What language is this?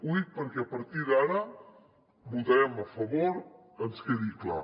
Catalan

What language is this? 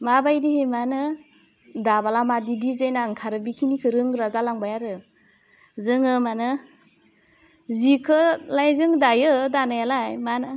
Bodo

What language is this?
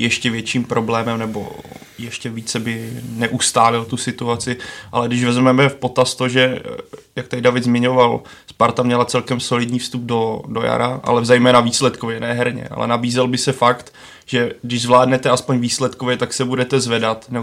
Czech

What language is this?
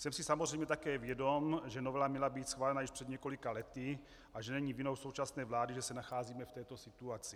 Czech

